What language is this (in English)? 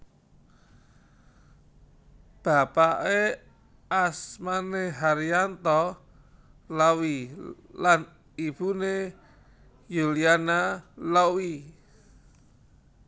Javanese